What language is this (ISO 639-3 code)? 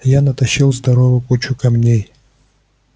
rus